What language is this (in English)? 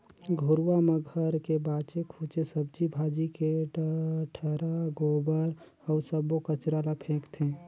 Chhattisgarhi